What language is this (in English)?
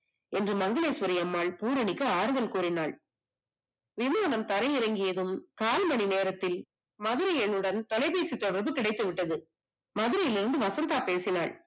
Tamil